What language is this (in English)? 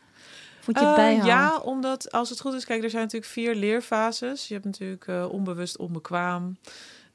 Dutch